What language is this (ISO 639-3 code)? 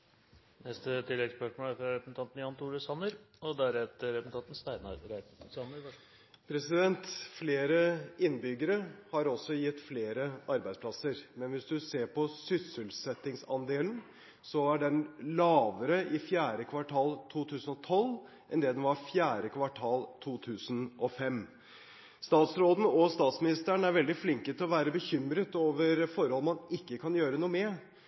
nor